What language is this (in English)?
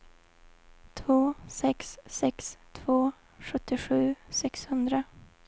Swedish